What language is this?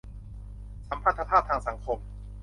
Thai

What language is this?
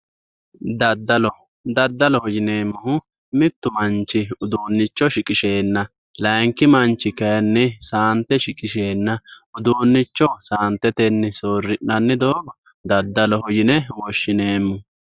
Sidamo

